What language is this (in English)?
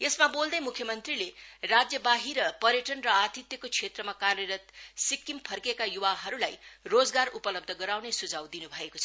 Nepali